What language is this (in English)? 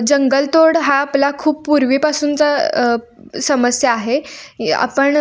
Marathi